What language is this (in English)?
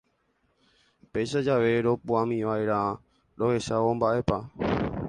Guarani